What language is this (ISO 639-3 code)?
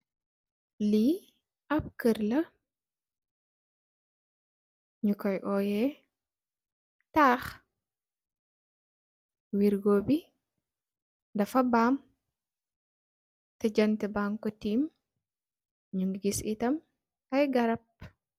wol